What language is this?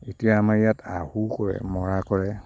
Assamese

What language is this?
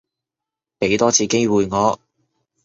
Cantonese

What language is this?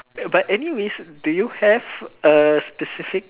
English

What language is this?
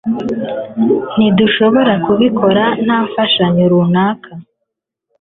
Kinyarwanda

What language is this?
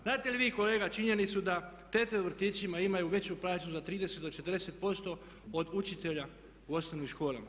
Croatian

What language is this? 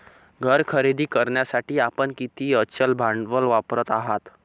Marathi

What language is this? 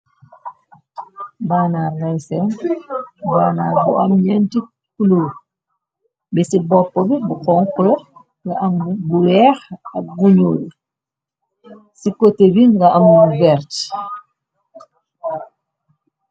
Wolof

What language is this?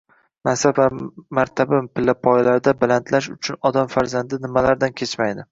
Uzbek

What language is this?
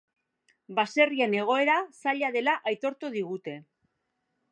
Basque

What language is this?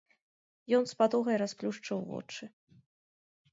Belarusian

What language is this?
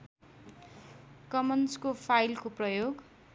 Nepali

